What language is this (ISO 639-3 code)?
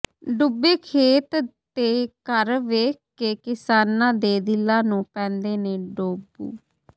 pan